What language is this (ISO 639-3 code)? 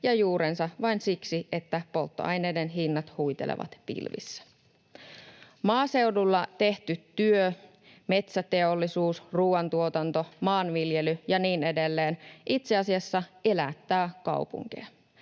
fin